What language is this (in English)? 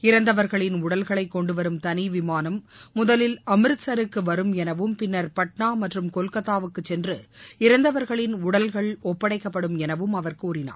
Tamil